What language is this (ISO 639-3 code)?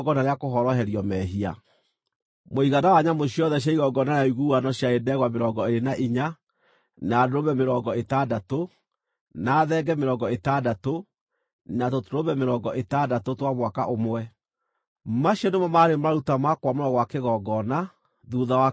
kik